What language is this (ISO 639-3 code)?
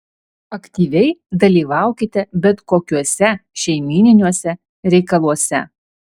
lit